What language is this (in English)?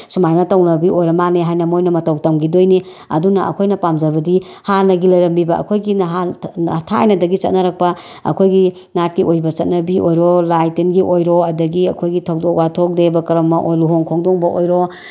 Manipuri